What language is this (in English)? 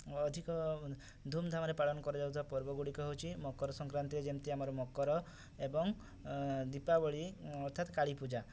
Odia